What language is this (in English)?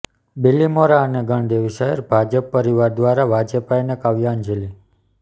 Gujarati